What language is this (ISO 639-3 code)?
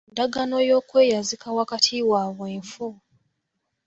lug